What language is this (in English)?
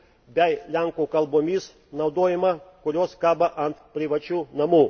Lithuanian